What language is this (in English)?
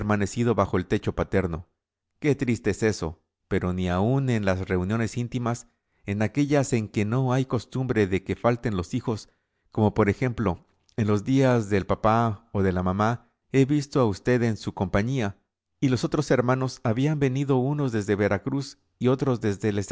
Spanish